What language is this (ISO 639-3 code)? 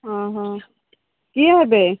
ori